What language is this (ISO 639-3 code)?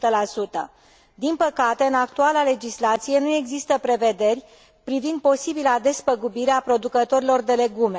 ron